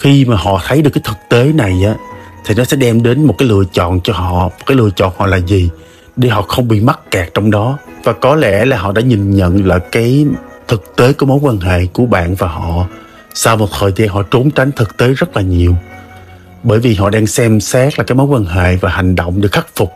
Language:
Vietnamese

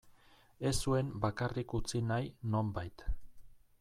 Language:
Basque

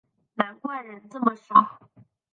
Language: Chinese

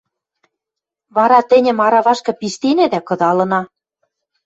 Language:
Western Mari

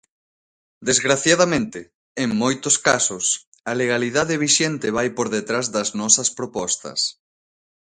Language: Galician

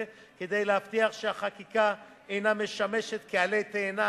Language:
Hebrew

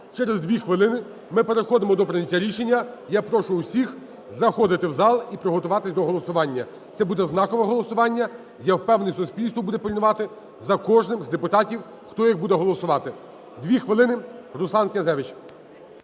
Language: Ukrainian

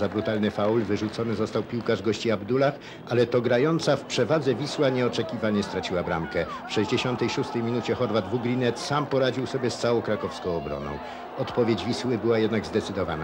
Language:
Polish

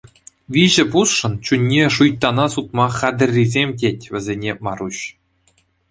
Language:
Chuvash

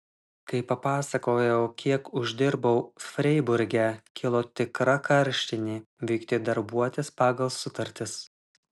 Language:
Lithuanian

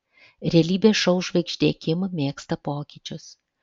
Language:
Lithuanian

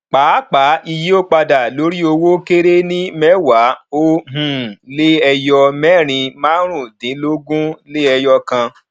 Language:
Yoruba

